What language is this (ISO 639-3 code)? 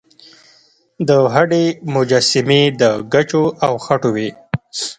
pus